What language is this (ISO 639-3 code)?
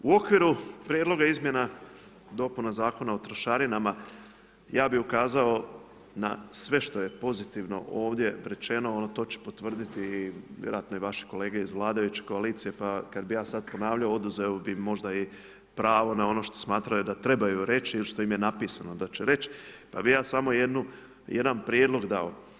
hrv